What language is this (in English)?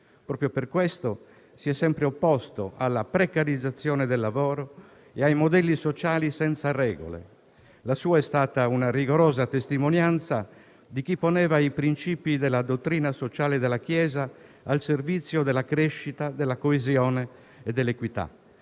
Italian